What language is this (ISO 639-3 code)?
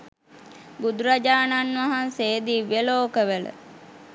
sin